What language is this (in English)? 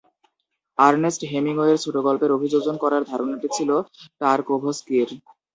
Bangla